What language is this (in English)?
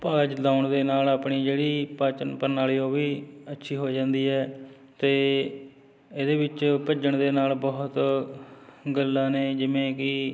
Punjabi